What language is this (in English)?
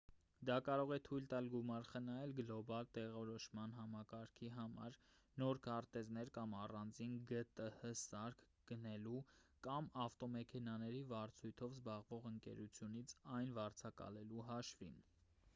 Armenian